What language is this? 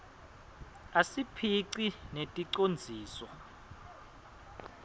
Swati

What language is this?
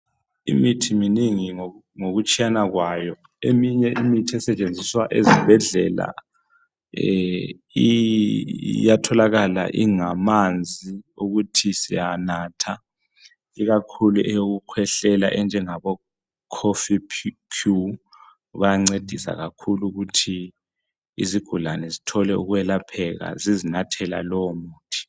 North Ndebele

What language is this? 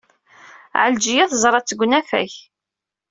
Kabyle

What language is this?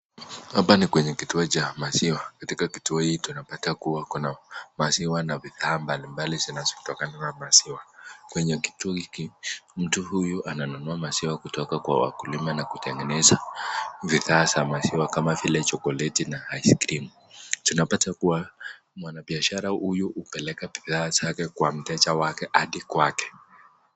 Swahili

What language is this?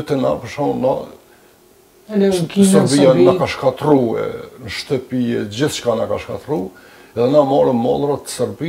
Romanian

